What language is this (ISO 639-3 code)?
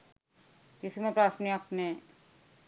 sin